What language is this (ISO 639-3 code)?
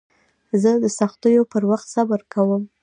pus